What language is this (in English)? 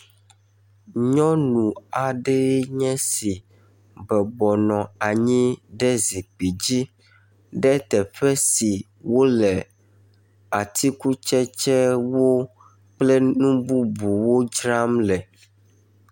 Ewe